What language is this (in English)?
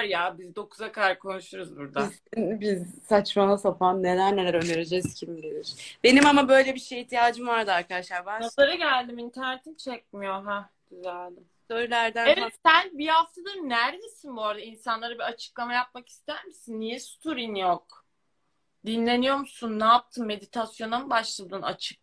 Turkish